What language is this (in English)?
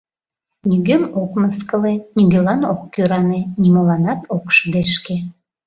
Mari